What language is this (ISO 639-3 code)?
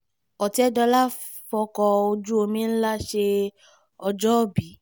yor